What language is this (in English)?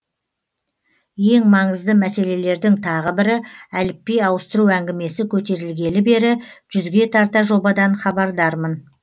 Kazakh